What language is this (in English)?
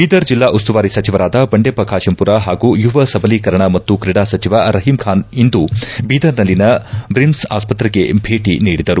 Kannada